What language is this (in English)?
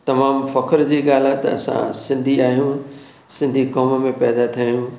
Sindhi